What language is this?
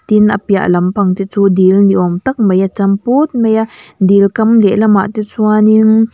Mizo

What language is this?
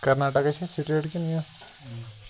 Kashmiri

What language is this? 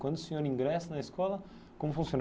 Portuguese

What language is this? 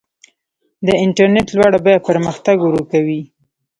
Pashto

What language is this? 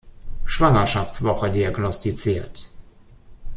German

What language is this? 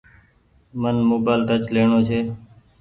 Goaria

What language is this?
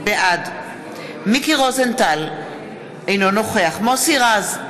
Hebrew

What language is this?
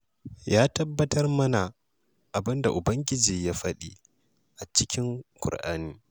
Hausa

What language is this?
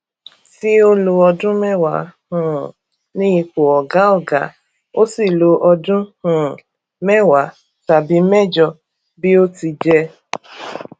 Yoruba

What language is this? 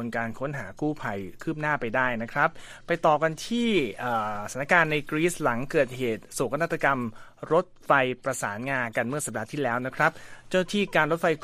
Thai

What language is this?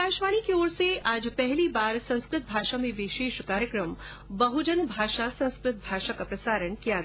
Hindi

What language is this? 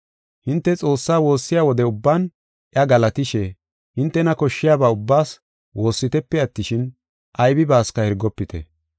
Gofa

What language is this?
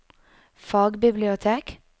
Norwegian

